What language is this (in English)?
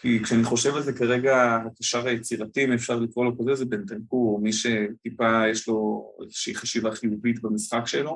Hebrew